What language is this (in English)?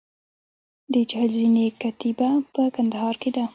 Pashto